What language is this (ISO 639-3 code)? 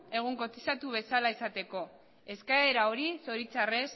eus